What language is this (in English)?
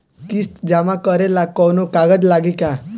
Bhojpuri